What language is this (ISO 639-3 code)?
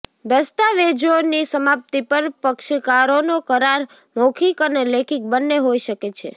guj